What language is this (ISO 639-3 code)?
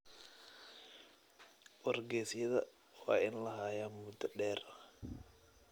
som